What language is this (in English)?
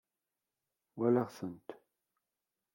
Kabyle